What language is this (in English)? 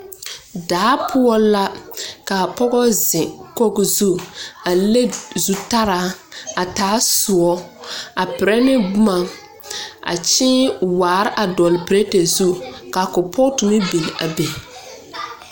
Southern Dagaare